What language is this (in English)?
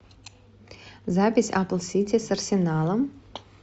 Russian